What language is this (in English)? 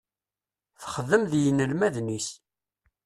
Kabyle